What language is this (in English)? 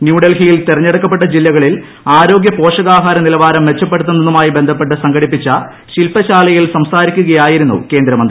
Malayalam